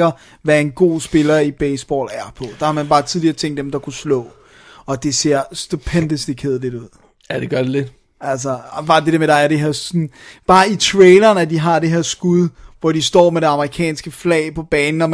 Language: Danish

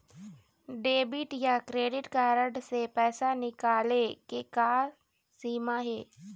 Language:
Chhattisgarhi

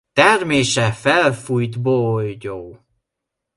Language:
Hungarian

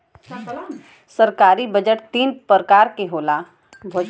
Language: Bhojpuri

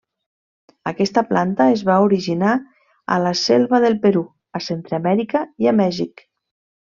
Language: Catalan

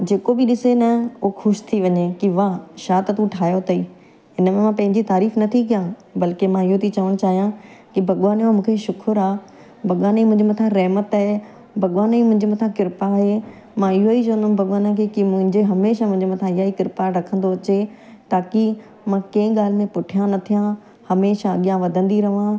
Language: Sindhi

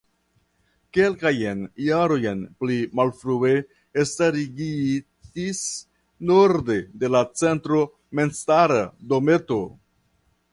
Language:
Esperanto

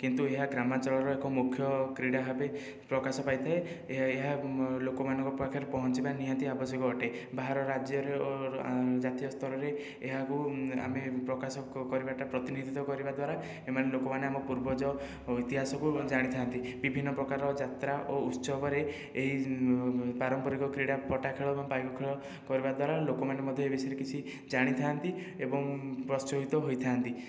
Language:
Odia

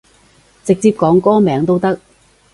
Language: Cantonese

